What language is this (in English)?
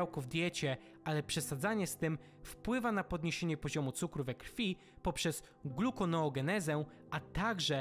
Polish